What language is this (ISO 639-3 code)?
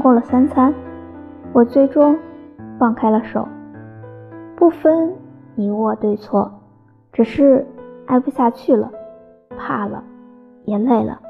zho